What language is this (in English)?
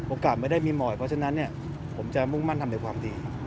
Thai